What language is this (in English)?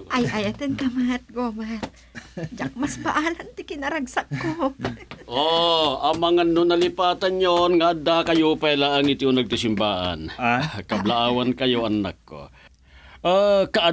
Filipino